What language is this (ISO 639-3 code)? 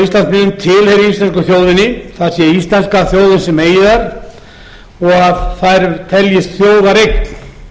isl